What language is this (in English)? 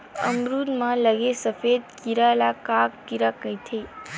Chhattisgarhi